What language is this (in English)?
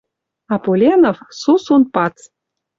Western Mari